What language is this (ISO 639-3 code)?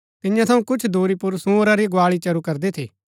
gbk